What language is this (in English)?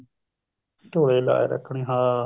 Punjabi